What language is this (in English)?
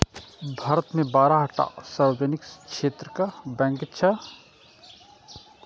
Maithili